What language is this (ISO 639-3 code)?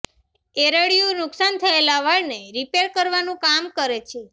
guj